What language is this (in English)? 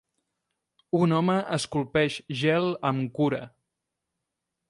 Catalan